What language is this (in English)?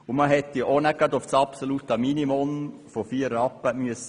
Swiss German